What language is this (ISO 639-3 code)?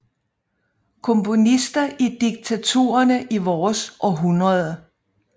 dan